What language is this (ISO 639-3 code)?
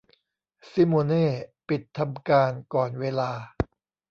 tha